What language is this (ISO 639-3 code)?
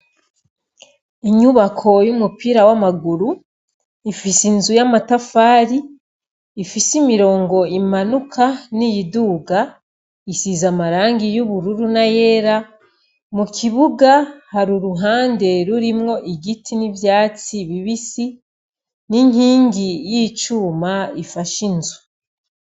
run